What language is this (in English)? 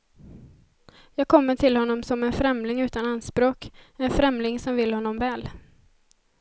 Swedish